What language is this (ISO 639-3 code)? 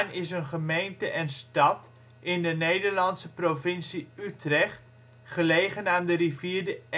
nld